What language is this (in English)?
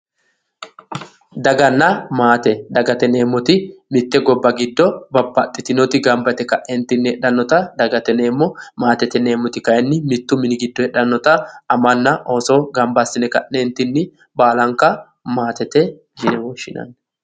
Sidamo